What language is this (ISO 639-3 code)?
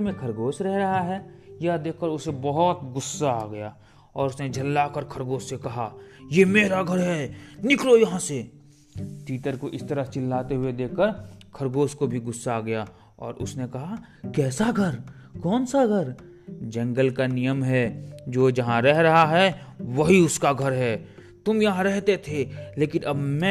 hin